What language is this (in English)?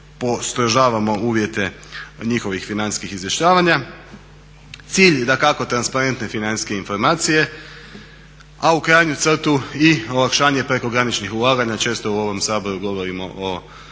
Croatian